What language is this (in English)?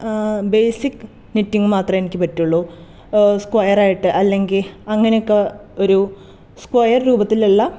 Malayalam